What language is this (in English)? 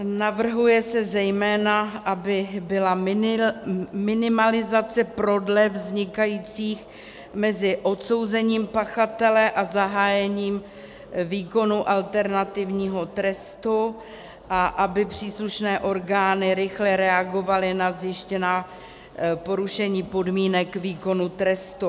Czech